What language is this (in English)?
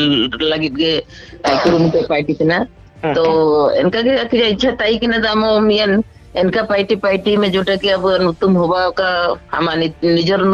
Indonesian